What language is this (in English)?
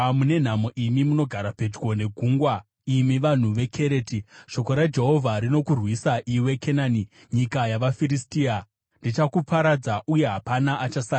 Shona